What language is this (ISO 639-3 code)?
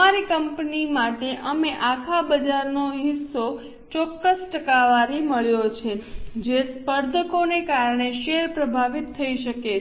guj